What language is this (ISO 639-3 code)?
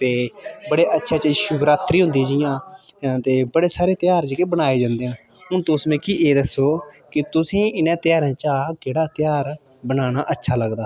doi